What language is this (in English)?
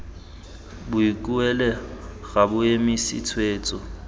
Tswana